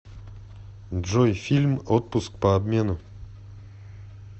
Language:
Russian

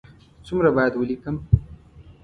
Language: Pashto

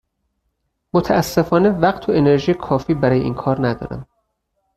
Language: Persian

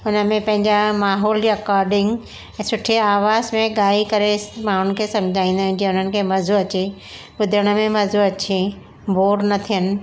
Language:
Sindhi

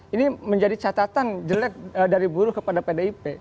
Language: Indonesian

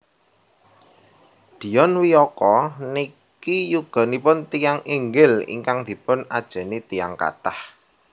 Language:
Javanese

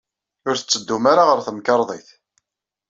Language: Kabyle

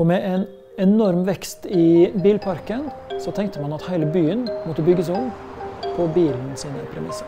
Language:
Norwegian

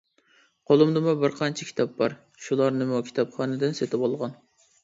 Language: Uyghur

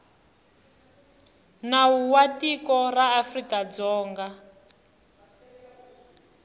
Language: Tsonga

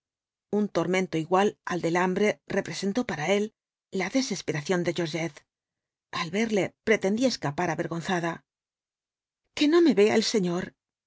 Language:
Spanish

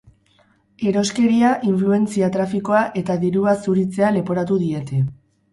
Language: Basque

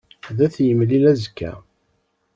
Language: Kabyle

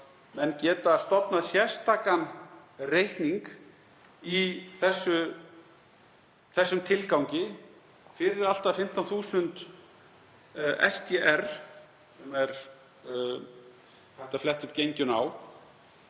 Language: Icelandic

